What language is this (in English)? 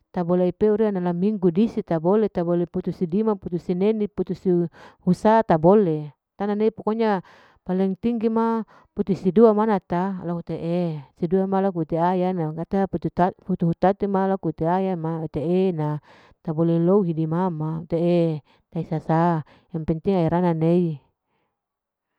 Larike-Wakasihu